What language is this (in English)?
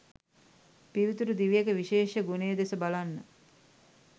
Sinhala